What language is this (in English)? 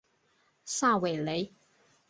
Chinese